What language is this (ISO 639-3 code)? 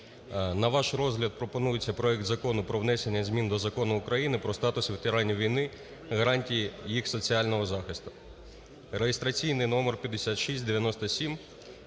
ukr